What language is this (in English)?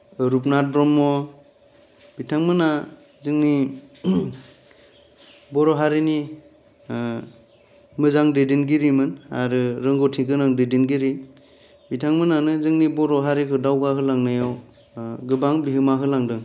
Bodo